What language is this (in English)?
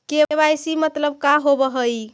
Magahi